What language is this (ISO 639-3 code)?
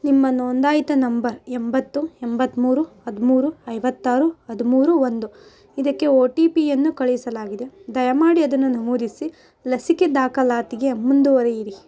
kan